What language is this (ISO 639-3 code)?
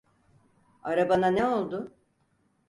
tur